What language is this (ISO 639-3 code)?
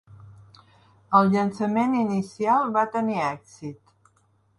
cat